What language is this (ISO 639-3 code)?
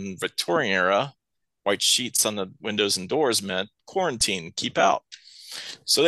eng